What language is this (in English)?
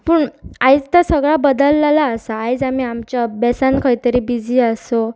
Konkani